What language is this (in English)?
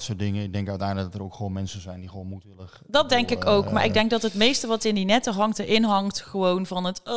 Dutch